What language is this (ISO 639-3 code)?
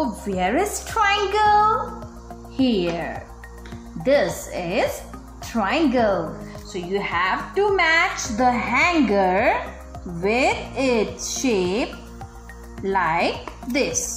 eng